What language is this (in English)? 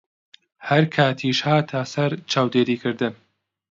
Central Kurdish